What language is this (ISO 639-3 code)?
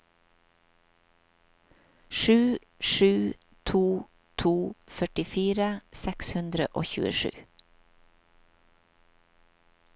nor